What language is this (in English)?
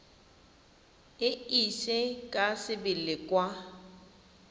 Tswana